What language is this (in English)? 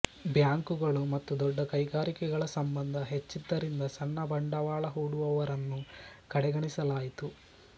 Kannada